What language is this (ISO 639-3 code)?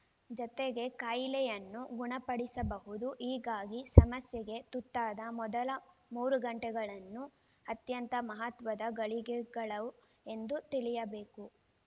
kan